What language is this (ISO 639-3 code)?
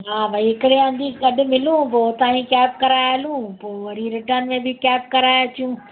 snd